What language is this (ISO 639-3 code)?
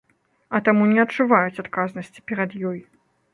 bel